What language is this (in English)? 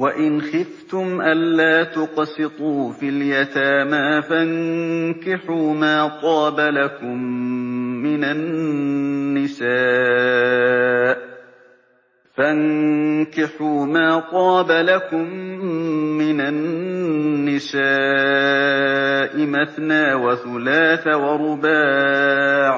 Arabic